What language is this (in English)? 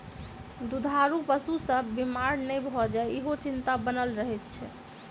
Maithili